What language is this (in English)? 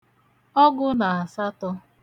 Igbo